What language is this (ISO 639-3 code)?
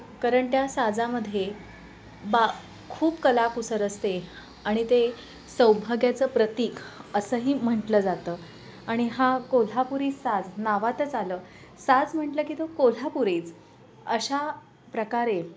mar